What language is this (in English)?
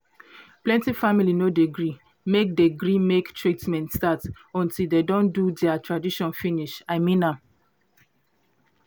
Nigerian Pidgin